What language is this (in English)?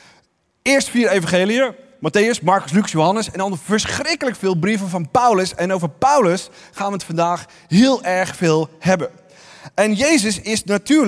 Dutch